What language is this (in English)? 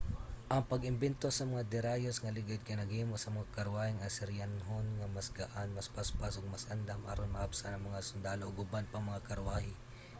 Cebuano